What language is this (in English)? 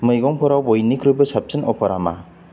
Bodo